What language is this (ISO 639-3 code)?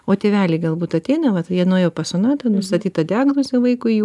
lit